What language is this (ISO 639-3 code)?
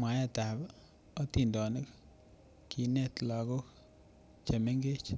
kln